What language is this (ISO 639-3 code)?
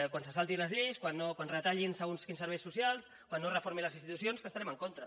cat